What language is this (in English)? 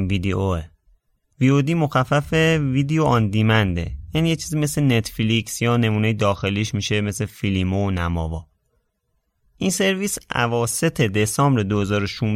Persian